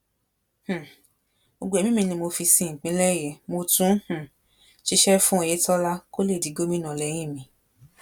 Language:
Yoruba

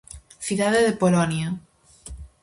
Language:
Galician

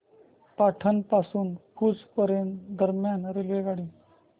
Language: Marathi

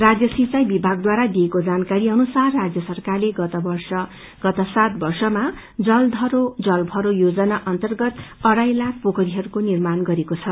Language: Nepali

